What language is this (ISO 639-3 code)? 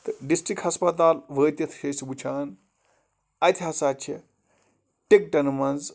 kas